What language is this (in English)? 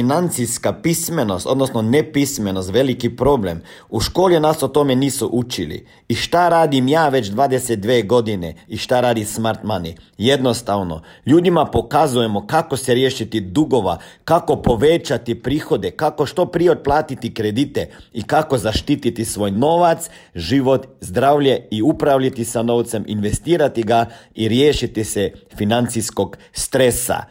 Croatian